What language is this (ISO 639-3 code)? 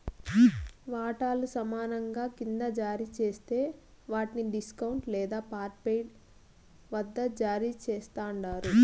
tel